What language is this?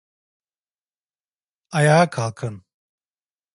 Turkish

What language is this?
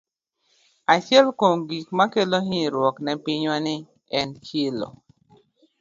Luo (Kenya and Tanzania)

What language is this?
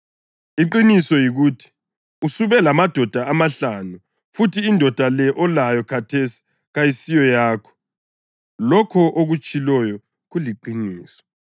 North Ndebele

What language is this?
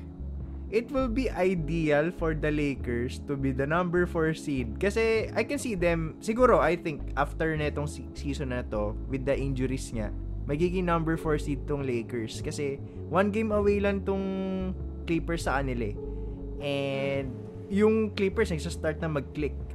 Filipino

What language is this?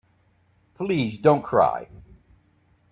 English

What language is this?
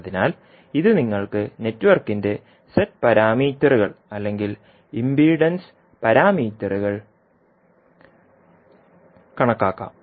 Malayalam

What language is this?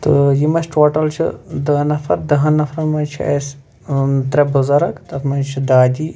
Kashmiri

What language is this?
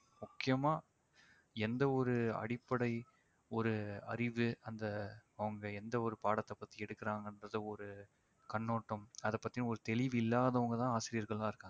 Tamil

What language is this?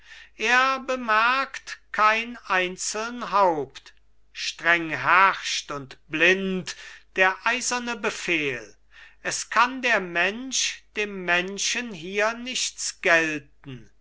German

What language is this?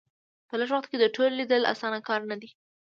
Pashto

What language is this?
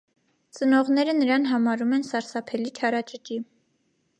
Armenian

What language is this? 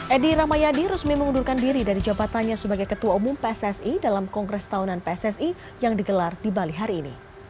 Indonesian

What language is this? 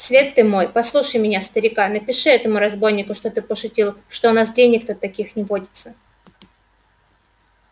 Russian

